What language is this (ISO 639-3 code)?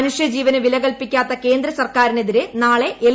mal